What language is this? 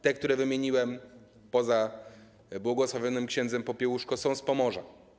Polish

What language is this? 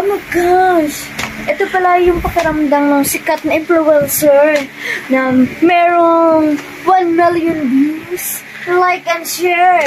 Filipino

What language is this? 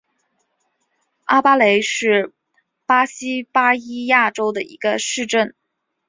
Chinese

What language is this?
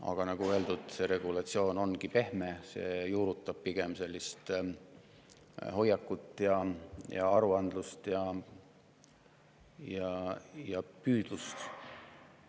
Estonian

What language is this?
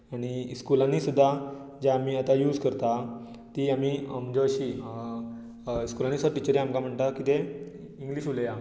Konkani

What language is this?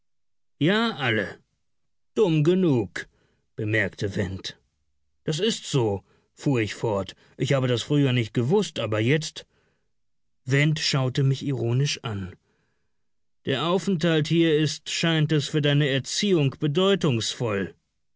German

